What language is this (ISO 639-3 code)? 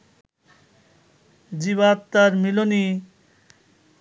ben